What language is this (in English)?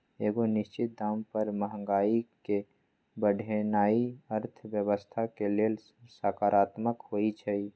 Magahi